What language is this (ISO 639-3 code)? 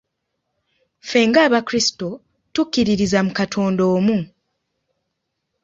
lug